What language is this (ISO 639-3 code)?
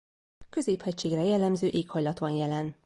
hun